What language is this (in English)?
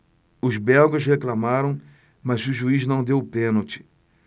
Portuguese